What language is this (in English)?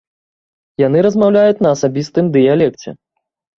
Belarusian